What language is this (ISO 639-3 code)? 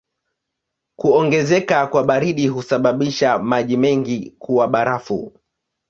swa